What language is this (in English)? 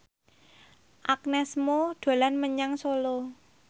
Javanese